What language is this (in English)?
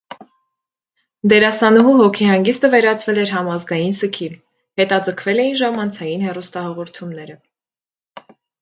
Armenian